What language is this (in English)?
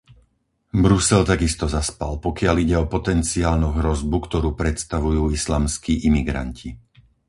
Slovak